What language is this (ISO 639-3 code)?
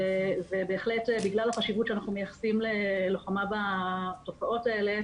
heb